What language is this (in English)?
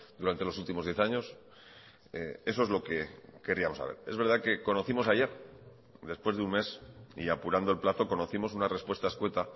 Spanish